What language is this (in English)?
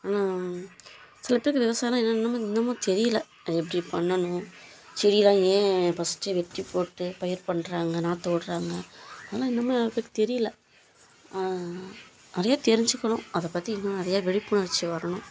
Tamil